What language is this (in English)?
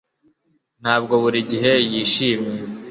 Kinyarwanda